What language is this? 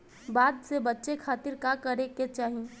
Bhojpuri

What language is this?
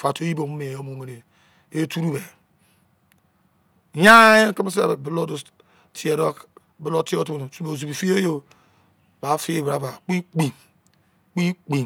Izon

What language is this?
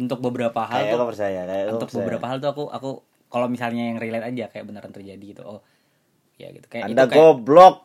Indonesian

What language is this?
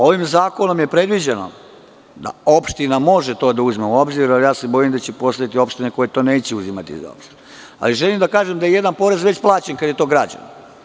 Serbian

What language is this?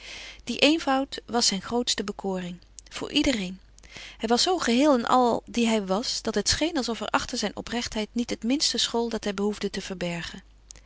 Dutch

